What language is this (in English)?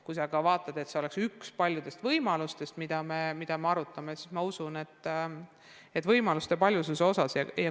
Estonian